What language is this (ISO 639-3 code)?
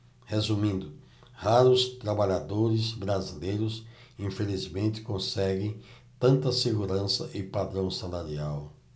por